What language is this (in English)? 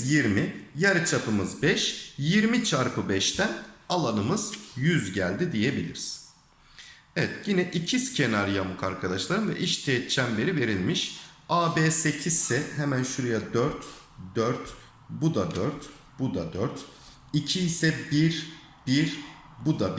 Turkish